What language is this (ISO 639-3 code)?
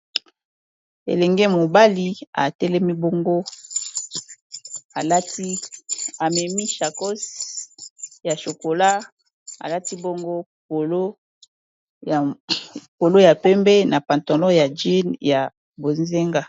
lin